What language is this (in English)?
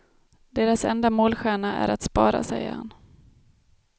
Swedish